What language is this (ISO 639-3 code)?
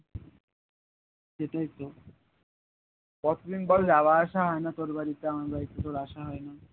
ben